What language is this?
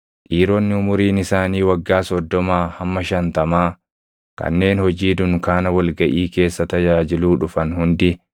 Oromo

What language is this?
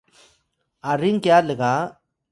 Atayal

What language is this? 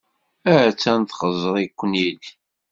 Kabyle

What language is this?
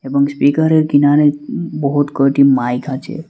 Bangla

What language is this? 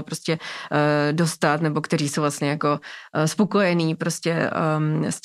Czech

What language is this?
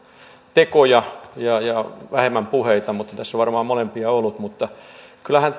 Finnish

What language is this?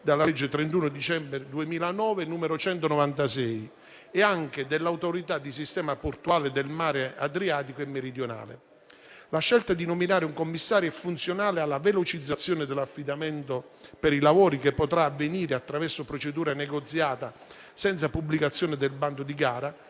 Italian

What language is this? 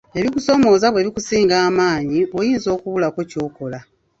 Ganda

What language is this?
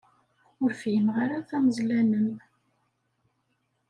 Kabyle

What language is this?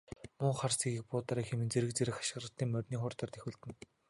Mongolian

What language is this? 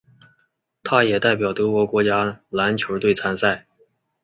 Chinese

